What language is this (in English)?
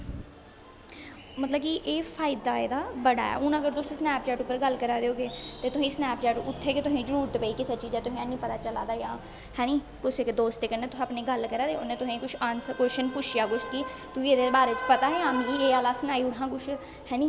Dogri